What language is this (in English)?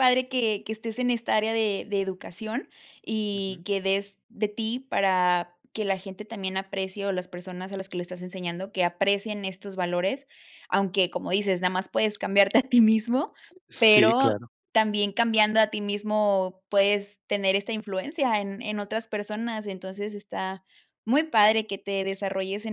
Spanish